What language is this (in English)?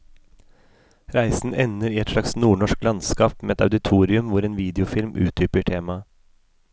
Norwegian